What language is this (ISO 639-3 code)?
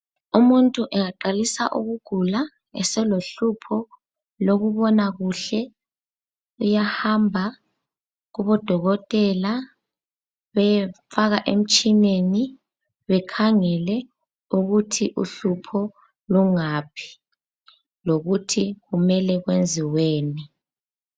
nde